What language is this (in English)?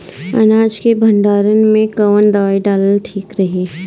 Bhojpuri